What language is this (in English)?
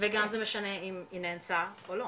Hebrew